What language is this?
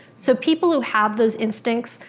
English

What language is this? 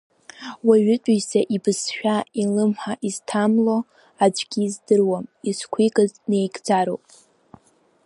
Abkhazian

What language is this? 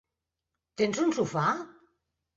Catalan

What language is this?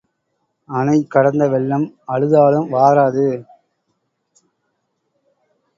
Tamil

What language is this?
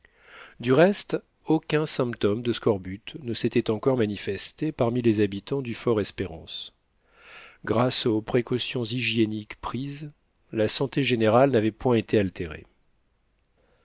French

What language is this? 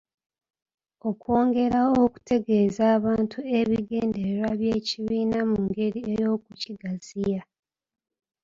Ganda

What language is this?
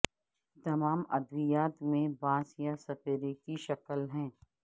Urdu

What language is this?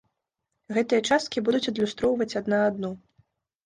Belarusian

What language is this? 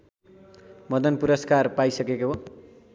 Nepali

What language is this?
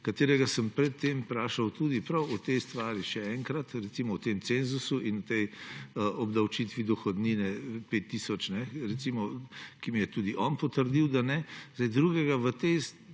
Slovenian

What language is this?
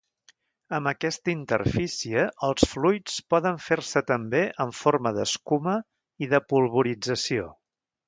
Catalan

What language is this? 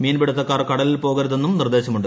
Malayalam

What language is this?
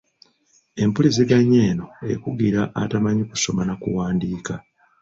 Ganda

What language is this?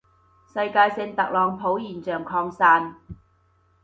Cantonese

